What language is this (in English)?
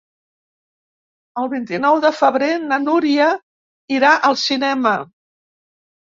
Catalan